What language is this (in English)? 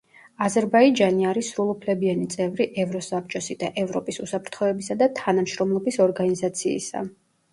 Georgian